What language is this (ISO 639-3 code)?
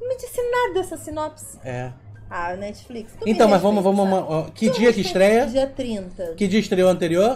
por